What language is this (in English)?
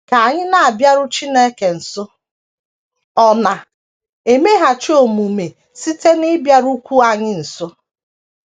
Igbo